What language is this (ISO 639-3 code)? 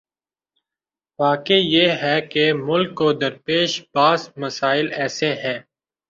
urd